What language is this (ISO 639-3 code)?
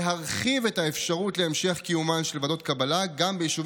heb